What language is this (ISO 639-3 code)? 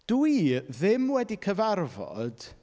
cym